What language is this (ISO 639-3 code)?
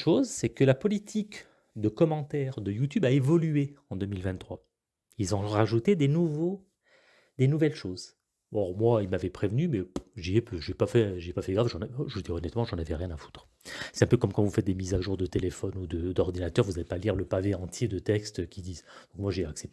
fra